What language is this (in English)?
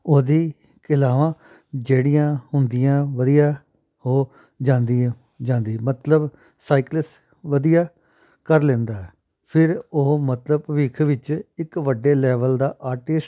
Punjabi